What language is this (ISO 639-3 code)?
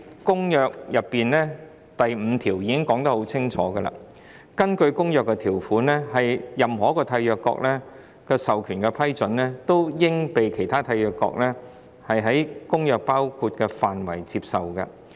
yue